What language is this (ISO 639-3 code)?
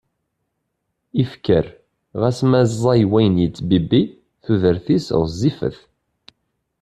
kab